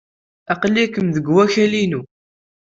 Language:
Kabyle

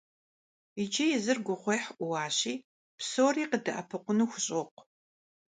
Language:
Kabardian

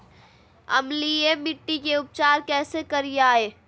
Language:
Magahi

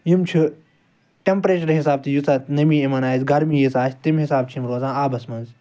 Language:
Kashmiri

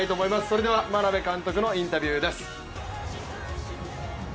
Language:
Japanese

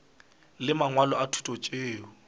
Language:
Northern Sotho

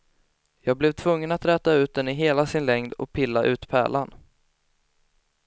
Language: Swedish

